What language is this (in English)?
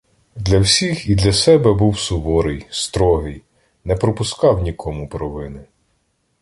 Ukrainian